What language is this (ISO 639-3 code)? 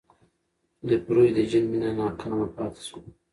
pus